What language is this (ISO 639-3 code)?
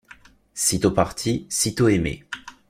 fra